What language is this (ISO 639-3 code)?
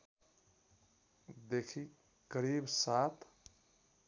nep